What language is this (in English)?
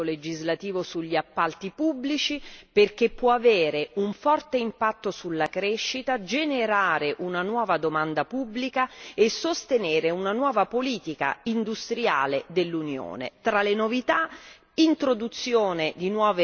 Italian